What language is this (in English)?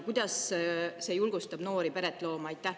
Estonian